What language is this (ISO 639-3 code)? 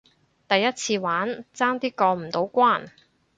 yue